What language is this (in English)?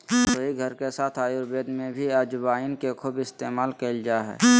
Magahi